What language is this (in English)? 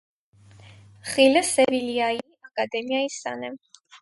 Armenian